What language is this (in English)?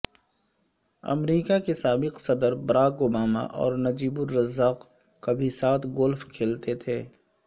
Urdu